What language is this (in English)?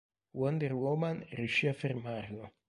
Italian